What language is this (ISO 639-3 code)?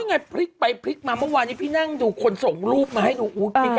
tha